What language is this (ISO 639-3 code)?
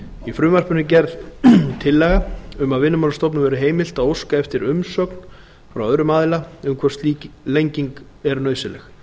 isl